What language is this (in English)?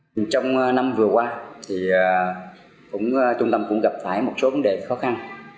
Vietnamese